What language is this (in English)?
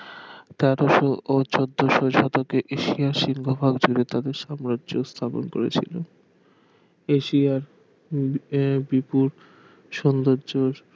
Bangla